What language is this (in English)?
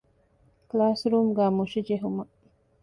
Divehi